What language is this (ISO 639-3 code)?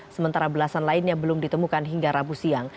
ind